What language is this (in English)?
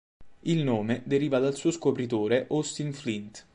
Italian